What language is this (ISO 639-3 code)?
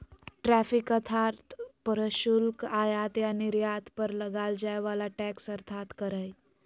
mag